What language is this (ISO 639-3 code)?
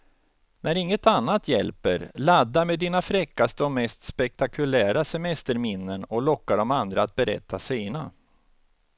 swe